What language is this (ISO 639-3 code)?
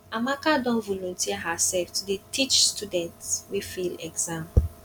pcm